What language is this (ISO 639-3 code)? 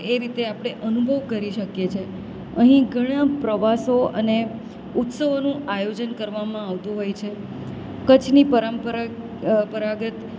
guj